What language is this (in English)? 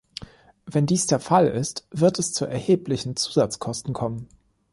German